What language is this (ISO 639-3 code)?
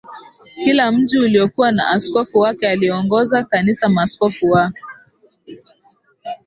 swa